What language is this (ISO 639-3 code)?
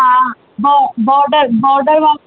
snd